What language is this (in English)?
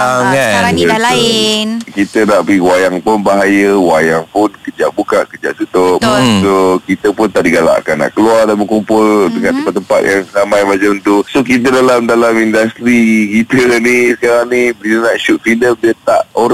Malay